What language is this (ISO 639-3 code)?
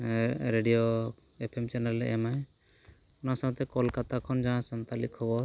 sat